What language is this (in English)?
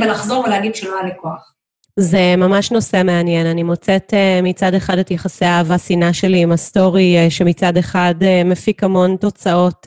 Hebrew